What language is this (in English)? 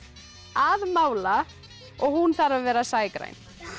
Icelandic